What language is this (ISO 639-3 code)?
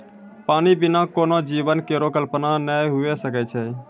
mai